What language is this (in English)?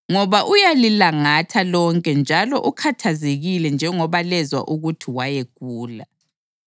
North Ndebele